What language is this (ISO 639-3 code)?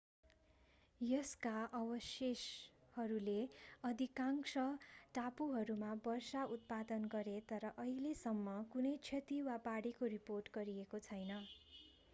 nep